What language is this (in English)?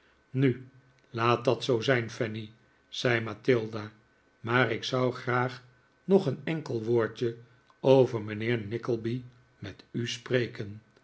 Dutch